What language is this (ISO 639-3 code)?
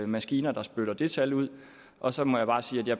dan